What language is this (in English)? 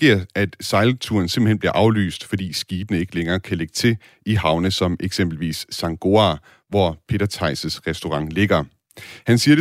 Danish